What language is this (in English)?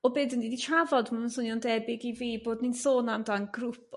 Welsh